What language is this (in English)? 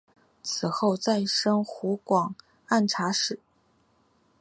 Chinese